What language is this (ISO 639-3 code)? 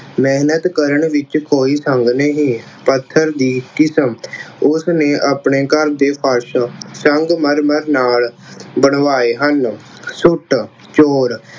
pan